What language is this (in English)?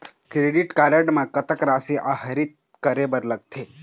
Chhattisgarhi